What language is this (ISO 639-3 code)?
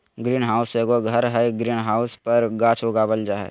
mag